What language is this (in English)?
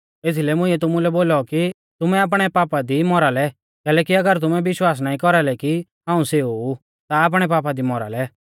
Mahasu Pahari